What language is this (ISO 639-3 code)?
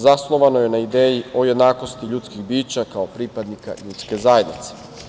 srp